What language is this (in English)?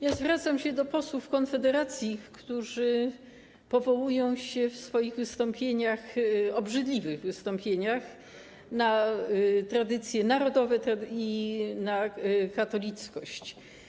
Polish